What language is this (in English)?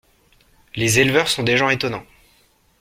French